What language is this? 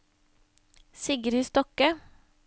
Norwegian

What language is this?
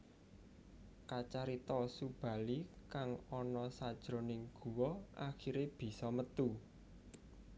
Javanese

